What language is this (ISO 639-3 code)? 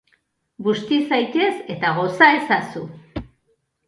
eus